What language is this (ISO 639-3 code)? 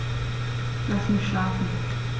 deu